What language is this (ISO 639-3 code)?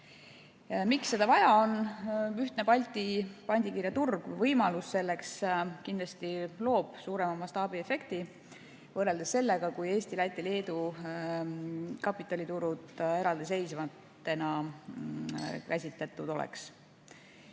est